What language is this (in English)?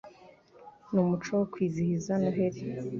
Kinyarwanda